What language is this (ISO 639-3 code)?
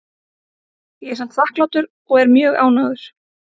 isl